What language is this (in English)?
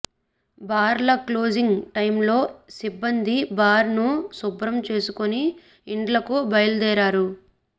Telugu